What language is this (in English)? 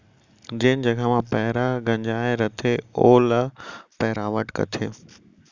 Chhattisgarhi